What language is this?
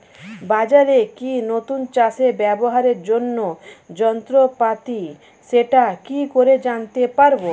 Bangla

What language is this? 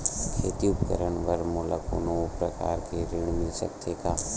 Chhattisgarhi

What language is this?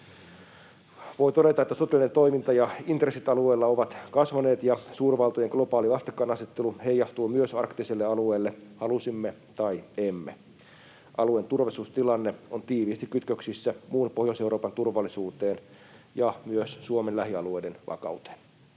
Finnish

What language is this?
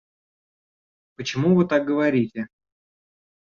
Russian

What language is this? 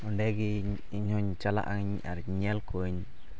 Santali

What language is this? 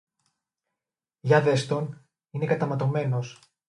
Greek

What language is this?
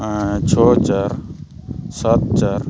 Santali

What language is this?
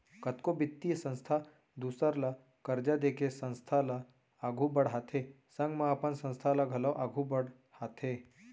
Chhattisgarhi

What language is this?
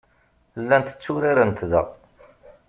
Kabyle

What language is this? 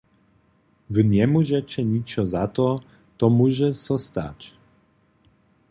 Upper Sorbian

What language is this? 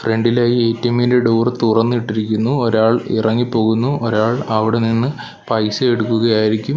Malayalam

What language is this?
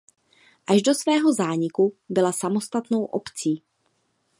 Czech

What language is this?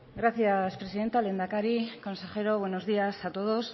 Spanish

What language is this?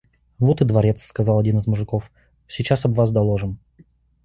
Russian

